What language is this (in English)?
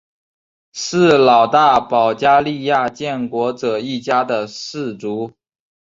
Chinese